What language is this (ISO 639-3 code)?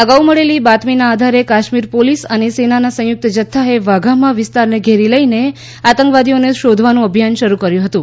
guj